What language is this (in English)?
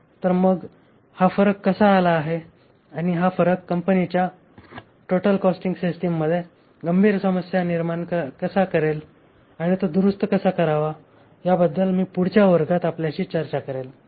Marathi